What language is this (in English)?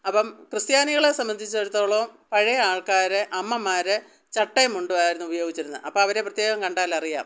Malayalam